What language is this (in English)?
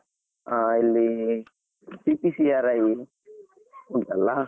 Kannada